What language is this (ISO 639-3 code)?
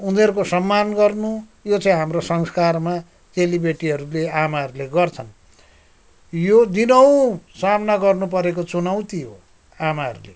nep